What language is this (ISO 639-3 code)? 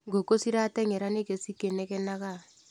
kik